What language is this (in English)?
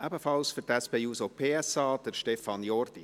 Swiss German